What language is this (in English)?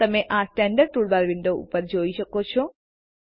Gujarati